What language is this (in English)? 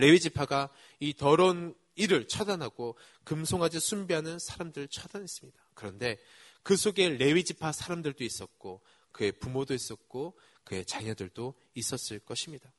Korean